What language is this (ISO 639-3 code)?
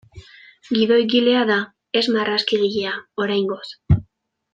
eus